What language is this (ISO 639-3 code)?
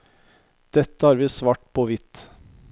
nor